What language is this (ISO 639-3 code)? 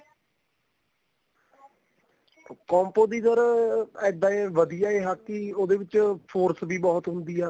pan